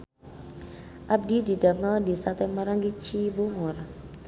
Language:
Sundanese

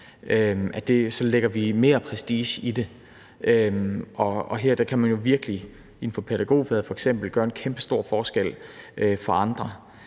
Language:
Danish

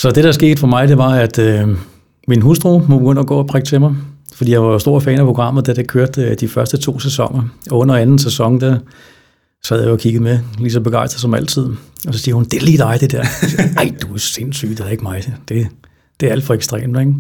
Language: Danish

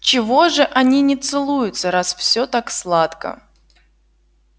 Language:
Russian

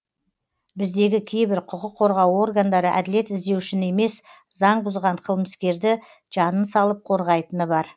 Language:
Kazakh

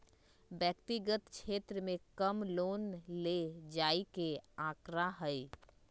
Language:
Magahi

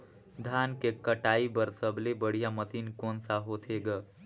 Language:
Chhattisgarhi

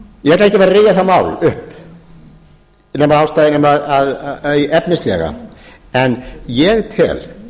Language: Icelandic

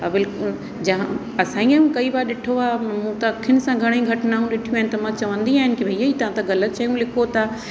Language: Sindhi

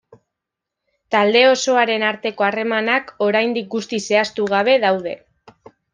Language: Basque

